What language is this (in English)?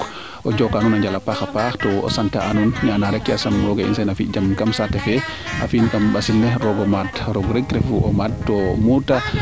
Serer